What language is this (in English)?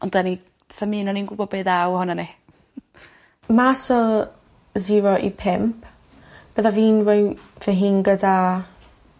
Welsh